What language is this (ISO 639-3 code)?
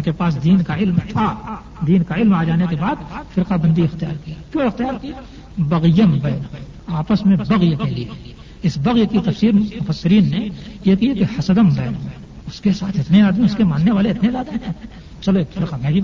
urd